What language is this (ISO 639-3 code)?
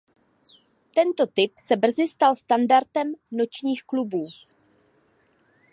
ces